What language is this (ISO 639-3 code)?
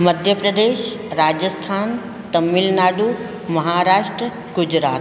snd